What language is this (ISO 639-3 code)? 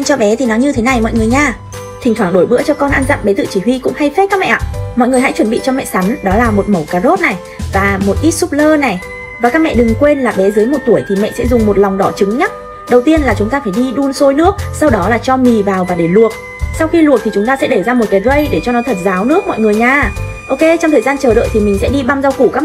vie